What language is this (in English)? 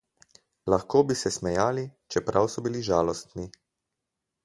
Slovenian